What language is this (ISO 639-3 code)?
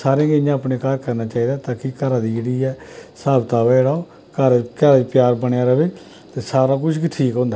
doi